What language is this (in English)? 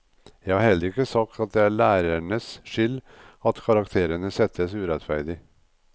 Norwegian